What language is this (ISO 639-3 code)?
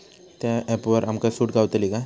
mar